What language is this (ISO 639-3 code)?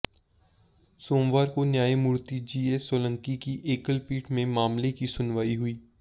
hin